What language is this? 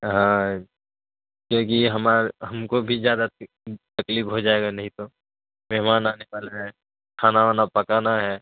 Urdu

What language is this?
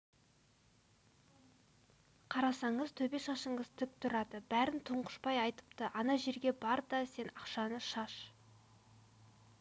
Kazakh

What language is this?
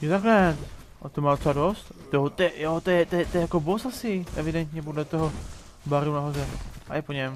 Czech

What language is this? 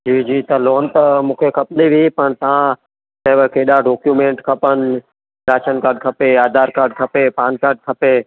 Sindhi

